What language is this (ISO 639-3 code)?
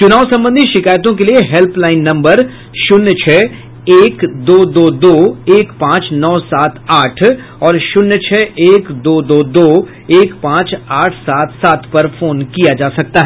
hin